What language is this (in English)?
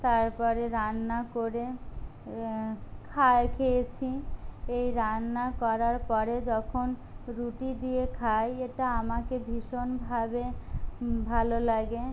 Bangla